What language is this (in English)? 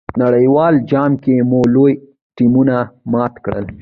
Pashto